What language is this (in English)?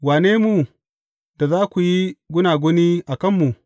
Hausa